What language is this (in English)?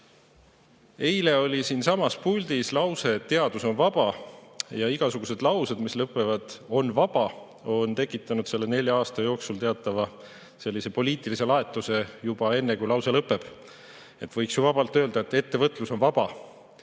Estonian